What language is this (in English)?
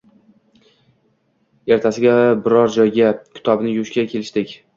Uzbek